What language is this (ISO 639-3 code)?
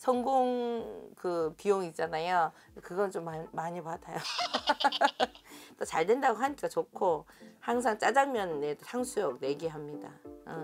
kor